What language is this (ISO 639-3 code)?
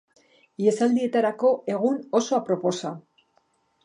eus